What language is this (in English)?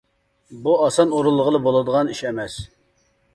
Uyghur